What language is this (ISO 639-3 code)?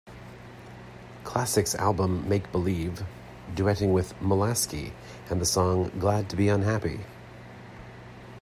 eng